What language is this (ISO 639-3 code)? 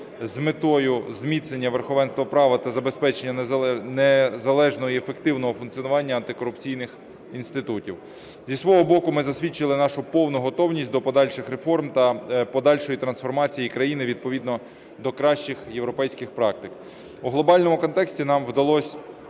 ukr